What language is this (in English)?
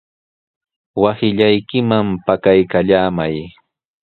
Sihuas Ancash Quechua